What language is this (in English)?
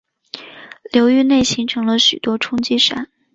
Chinese